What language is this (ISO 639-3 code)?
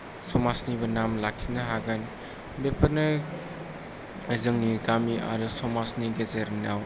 brx